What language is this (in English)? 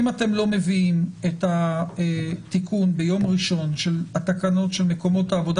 Hebrew